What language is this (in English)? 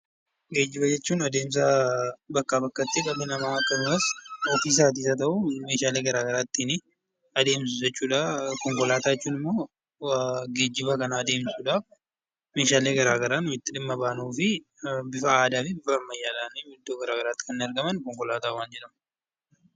Oromo